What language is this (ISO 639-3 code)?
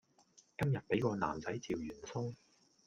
yue